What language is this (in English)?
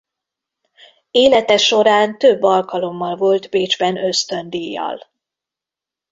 Hungarian